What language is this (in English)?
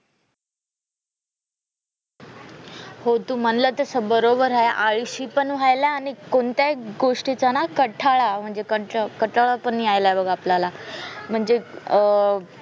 Marathi